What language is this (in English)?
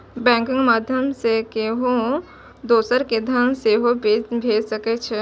Maithili